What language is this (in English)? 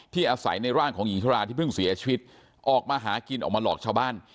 Thai